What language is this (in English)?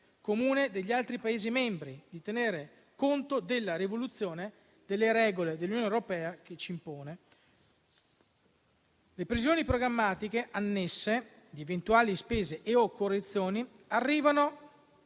Italian